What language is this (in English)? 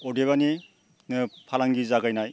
Bodo